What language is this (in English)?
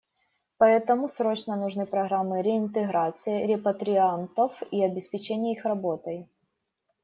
Russian